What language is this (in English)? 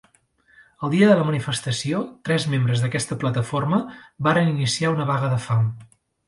Catalan